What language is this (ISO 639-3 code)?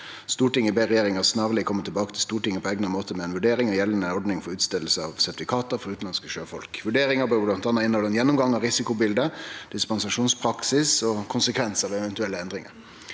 nor